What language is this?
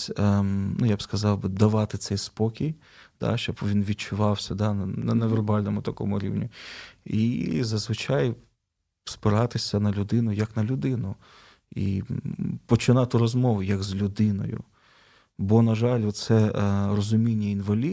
Ukrainian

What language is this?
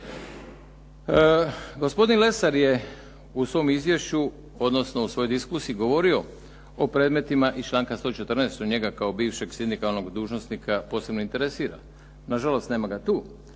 Croatian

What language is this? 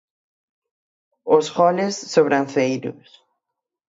Galician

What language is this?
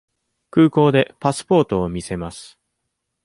Japanese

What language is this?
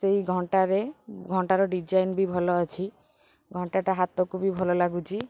Odia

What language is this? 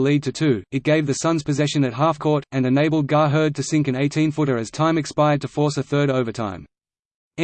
English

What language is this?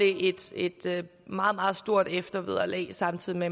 Danish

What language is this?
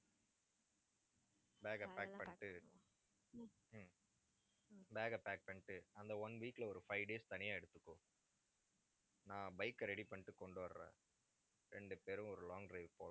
Tamil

